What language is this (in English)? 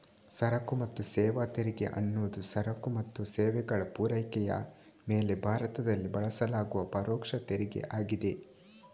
Kannada